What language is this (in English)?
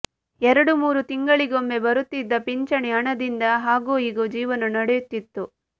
Kannada